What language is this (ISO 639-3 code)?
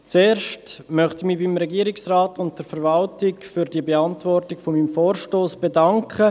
gsw